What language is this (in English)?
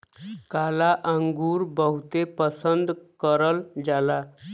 Bhojpuri